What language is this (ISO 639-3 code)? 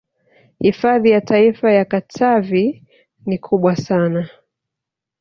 swa